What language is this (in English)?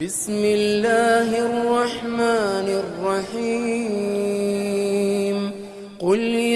Arabic